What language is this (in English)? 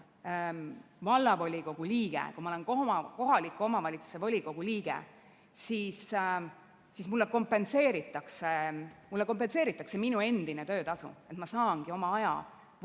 Estonian